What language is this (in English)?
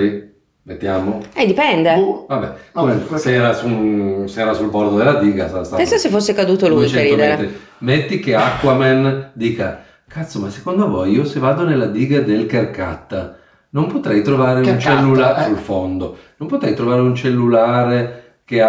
Italian